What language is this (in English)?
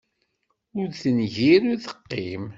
Kabyle